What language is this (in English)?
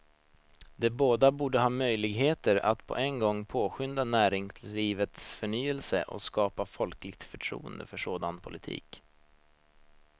Swedish